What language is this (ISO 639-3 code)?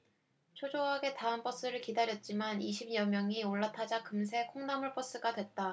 kor